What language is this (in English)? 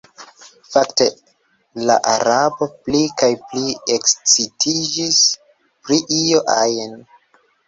Esperanto